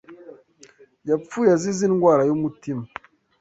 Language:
Kinyarwanda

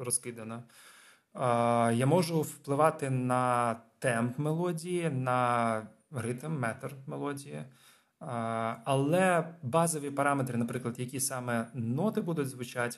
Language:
Ukrainian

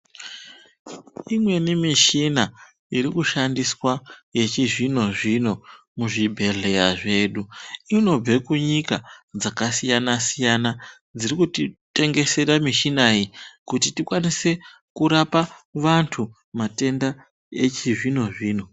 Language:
Ndau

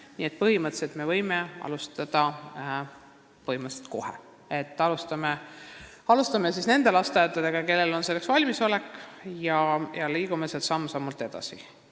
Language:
Estonian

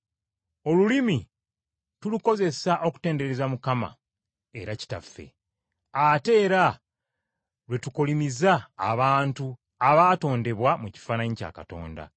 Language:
Ganda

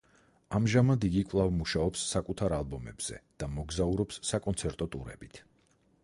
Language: Georgian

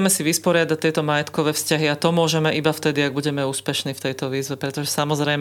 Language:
Slovak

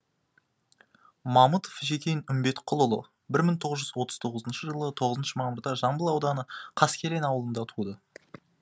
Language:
Kazakh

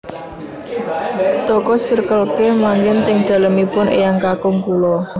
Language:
Javanese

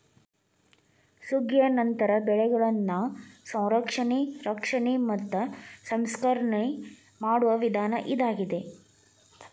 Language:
Kannada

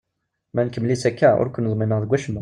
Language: Kabyle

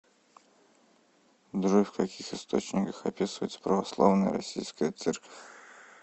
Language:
Russian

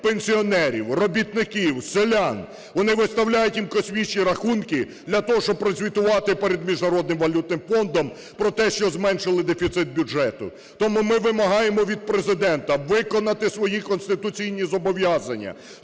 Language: Ukrainian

